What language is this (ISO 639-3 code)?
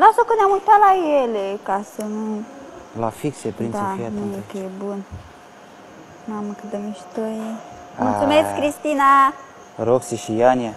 ron